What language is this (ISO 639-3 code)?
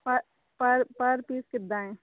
pan